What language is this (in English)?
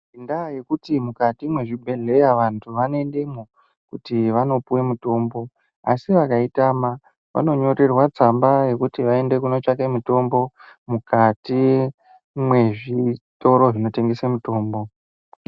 Ndau